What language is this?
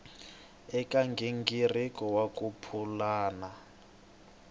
Tsonga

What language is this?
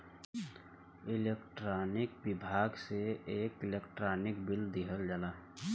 Bhojpuri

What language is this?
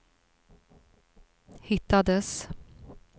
Swedish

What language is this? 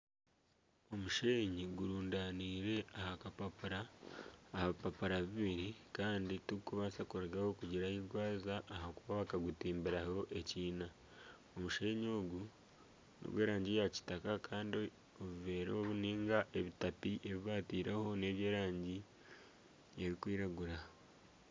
Nyankole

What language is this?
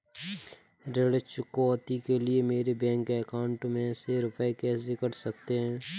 Hindi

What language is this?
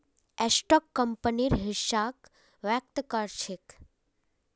Magahi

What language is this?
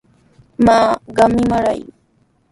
Sihuas Ancash Quechua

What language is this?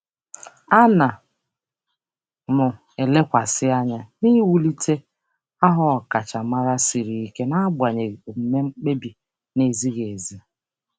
Igbo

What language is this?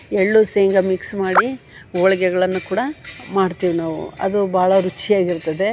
Kannada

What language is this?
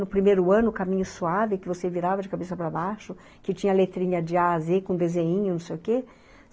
Portuguese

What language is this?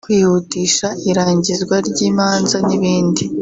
Kinyarwanda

